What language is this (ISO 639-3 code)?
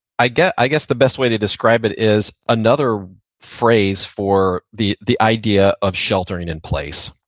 eng